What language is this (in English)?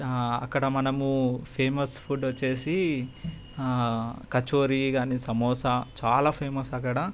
Telugu